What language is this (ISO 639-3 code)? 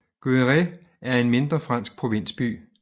dan